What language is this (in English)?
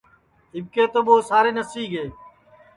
Sansi